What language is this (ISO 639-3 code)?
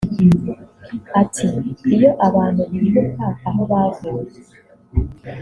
kin